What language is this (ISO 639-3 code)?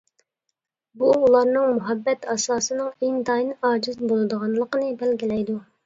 uig